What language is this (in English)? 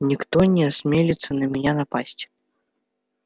Russian